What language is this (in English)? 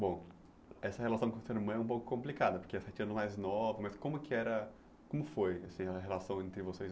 Portuguese